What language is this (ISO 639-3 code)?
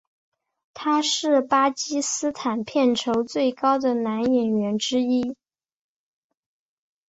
zho